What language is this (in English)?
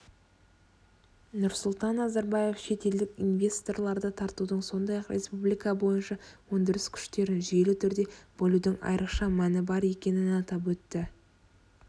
Kazakh